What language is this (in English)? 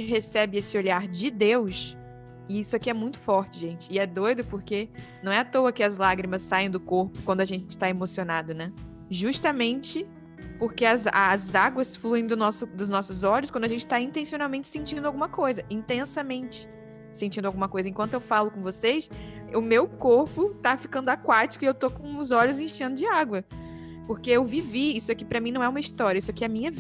Portuguese